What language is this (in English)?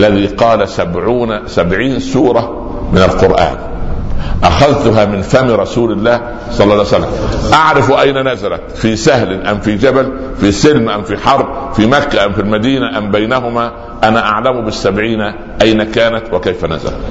Arabic